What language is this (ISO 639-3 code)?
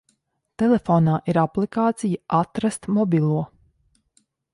lav